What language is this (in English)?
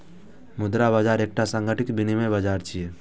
Maithili